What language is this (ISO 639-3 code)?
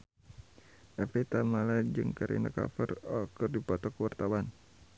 sun